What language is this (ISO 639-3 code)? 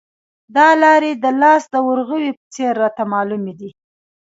pus